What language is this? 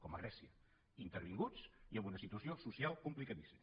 Catalan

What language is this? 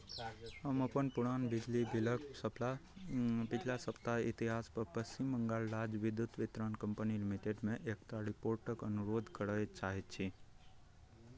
Maithili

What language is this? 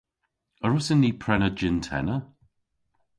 Cornish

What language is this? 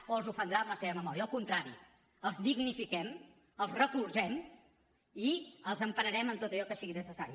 Catalan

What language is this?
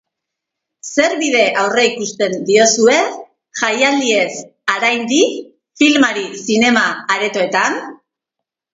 Basque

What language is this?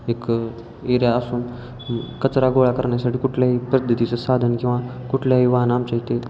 Marathi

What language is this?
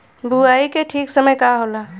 Bhojpuri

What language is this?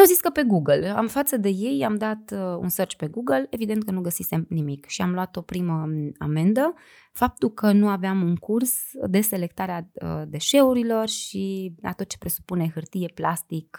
Romanian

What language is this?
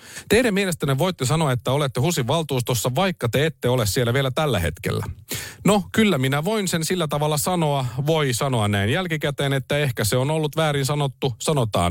Finnish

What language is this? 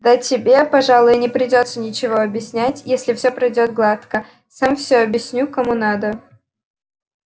Russian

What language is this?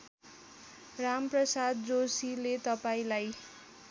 Nepali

